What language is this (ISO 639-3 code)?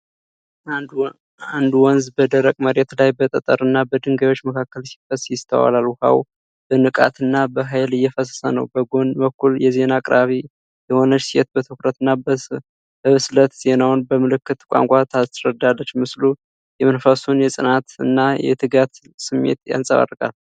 amh